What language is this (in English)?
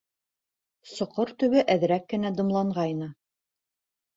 Bashkir